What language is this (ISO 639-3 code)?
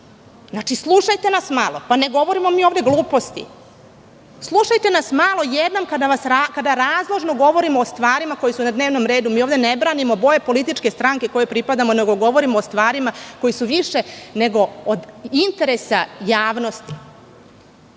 srp